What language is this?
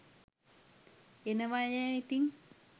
Sinhala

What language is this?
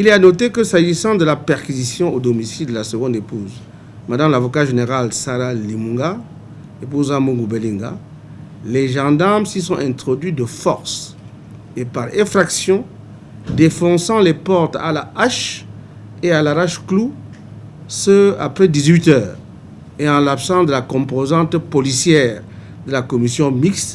French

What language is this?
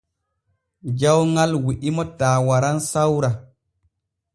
Borgu Fulfulde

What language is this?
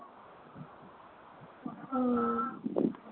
Bangla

